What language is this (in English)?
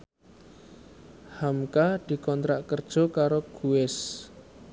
Javanese